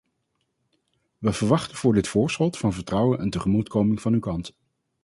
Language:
Dutch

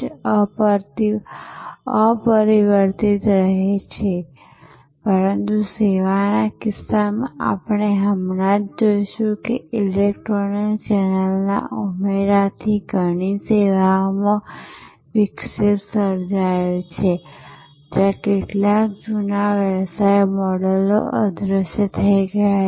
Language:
Gujarati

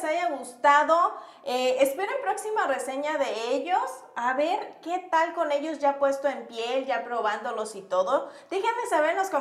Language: Spanish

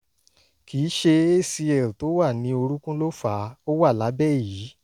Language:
Yoruba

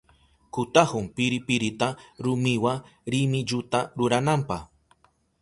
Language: Southern Pastaza Quechua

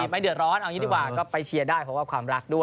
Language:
Thai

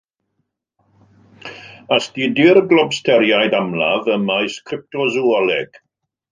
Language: Welsh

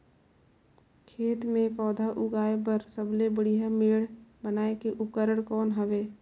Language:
Chhattisgarhi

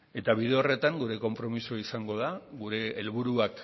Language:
Basque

